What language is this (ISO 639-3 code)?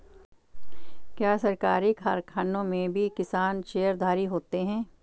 hin